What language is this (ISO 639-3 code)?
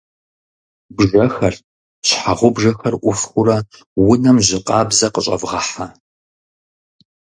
kbd